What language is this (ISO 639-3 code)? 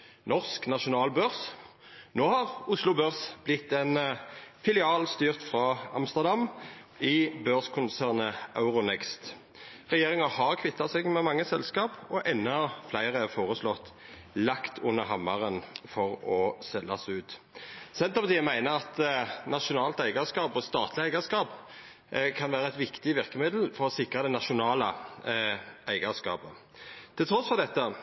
nno